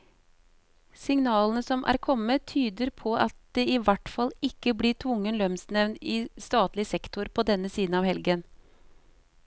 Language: Norwegian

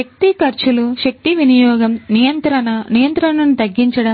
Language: Telugu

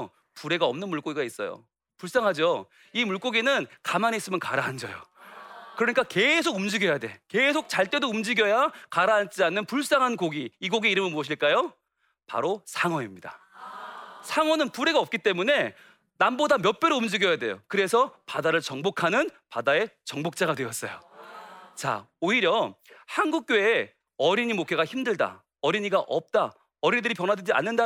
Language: Korean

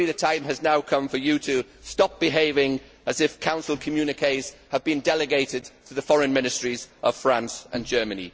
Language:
English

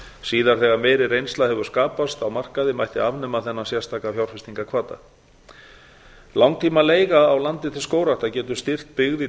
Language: Icelandic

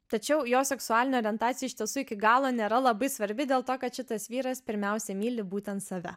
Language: Lithuanian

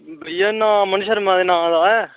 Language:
Dogri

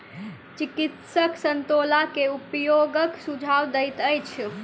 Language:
Maithili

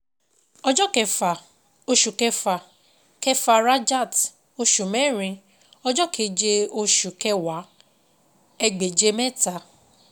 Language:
Yoruba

